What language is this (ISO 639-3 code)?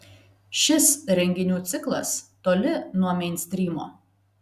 lit